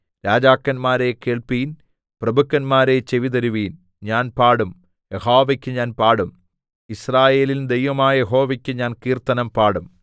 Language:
Malayalam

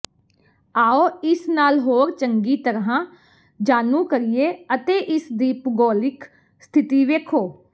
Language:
Punjabi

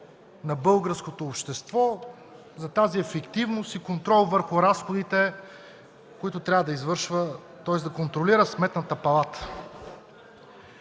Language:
Bulgarian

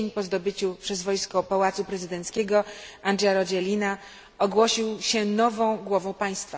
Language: Polish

